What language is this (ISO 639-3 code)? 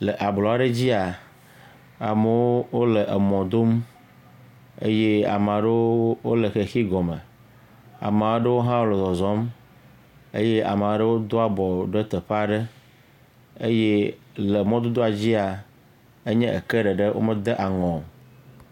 ewe